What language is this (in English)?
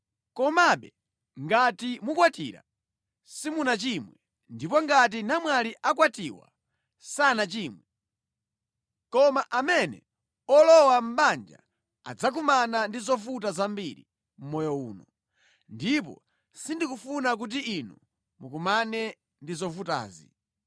Nyanja